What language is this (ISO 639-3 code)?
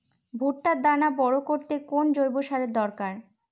ben